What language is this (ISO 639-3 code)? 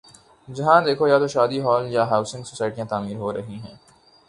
urd